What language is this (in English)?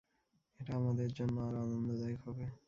Bangla